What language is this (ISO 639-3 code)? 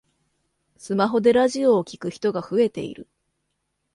jpn